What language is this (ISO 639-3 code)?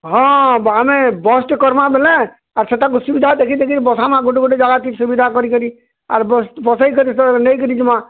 ori